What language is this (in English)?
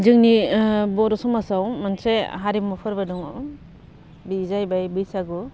Bodo